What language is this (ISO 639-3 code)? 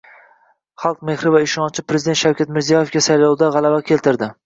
uzb